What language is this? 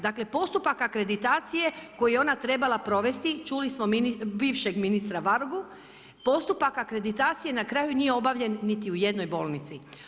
Croatian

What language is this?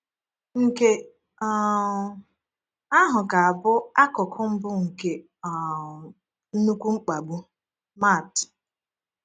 Igbo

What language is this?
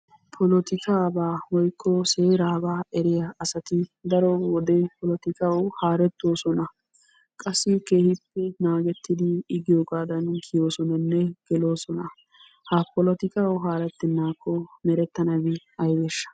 Wolaytta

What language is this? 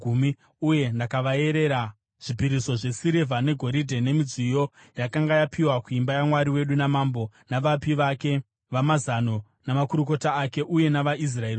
Shona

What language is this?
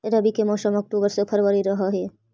Magahi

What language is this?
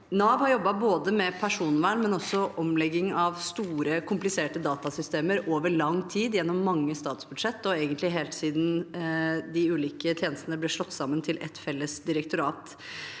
Norwegian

